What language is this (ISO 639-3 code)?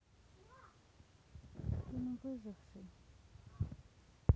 rus